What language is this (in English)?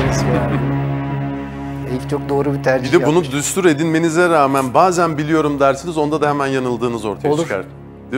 Turkish